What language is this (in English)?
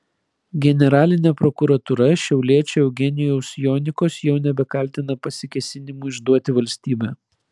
Lithuanian